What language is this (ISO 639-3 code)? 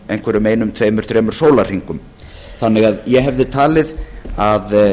isl